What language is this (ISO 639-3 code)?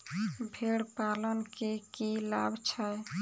mai